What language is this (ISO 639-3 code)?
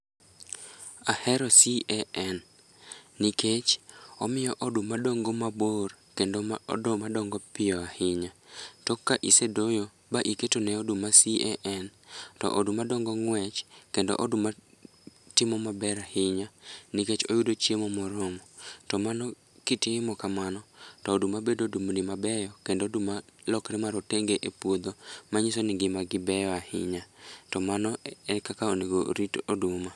luo